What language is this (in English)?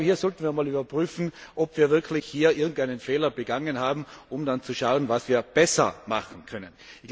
German